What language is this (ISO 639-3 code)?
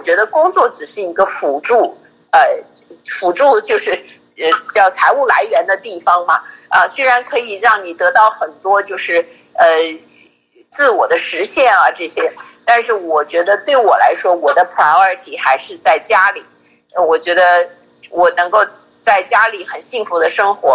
zho